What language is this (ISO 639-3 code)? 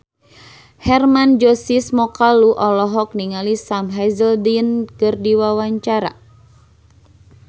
sun